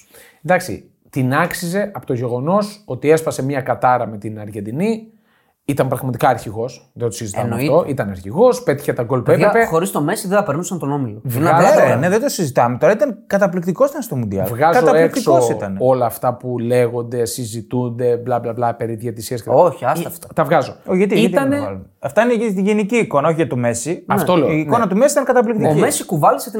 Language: Greek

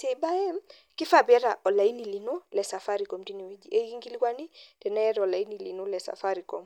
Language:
Masai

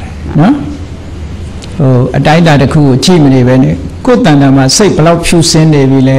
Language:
Indonesian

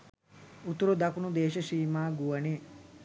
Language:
Sinhala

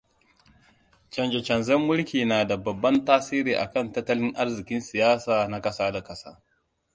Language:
Hausa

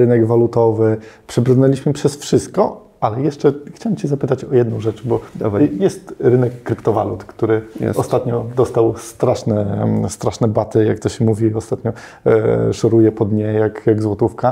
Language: Polish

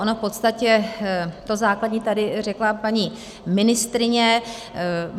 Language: Czech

